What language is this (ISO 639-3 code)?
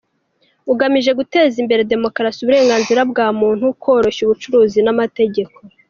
kin